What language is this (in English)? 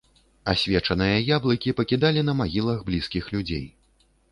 Belarusian